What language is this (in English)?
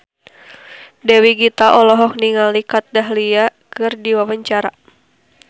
Sundanese